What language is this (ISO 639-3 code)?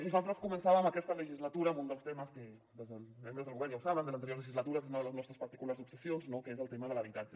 cat